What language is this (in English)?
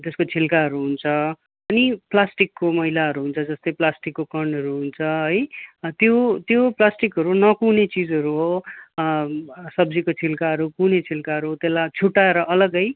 Nepali